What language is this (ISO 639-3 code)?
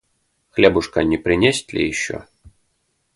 rus